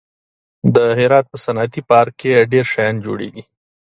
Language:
Pashto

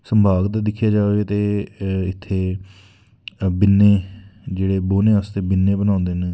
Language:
Dogri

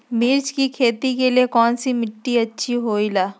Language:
Magahi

